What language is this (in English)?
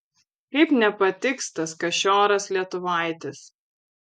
Lithuanian